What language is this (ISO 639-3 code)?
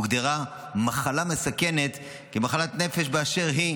heb